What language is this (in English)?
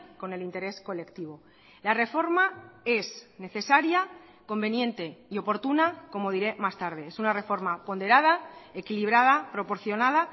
Spanish